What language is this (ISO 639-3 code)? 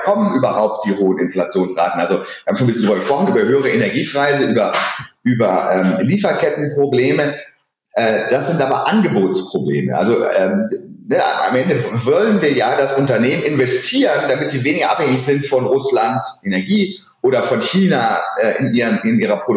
deu